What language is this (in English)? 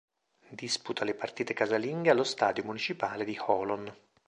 Italian